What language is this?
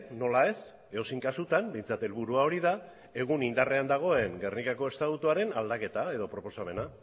Basque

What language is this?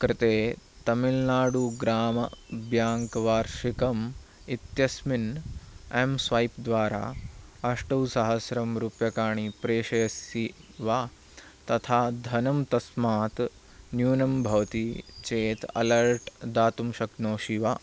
Sanskrit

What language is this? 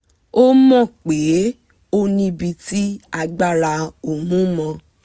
Yoruba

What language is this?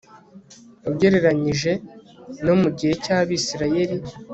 Kinyarwanda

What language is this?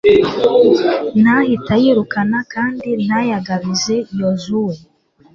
Kinyarwanda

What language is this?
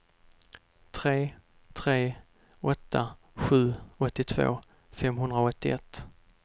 Swedish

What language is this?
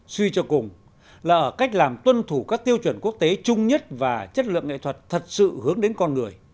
Vietnamese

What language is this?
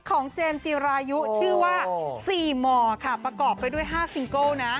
Thai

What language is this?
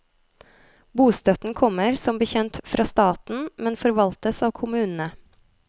Norwegian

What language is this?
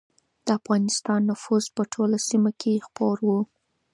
Pashto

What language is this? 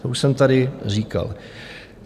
Czech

